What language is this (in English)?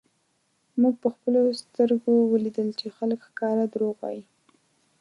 Pashto